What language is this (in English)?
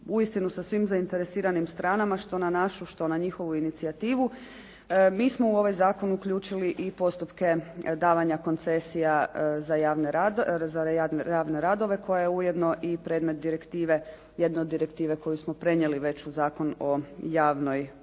Croatian